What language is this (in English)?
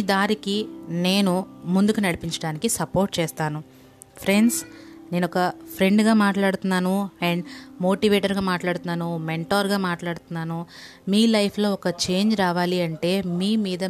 Telugu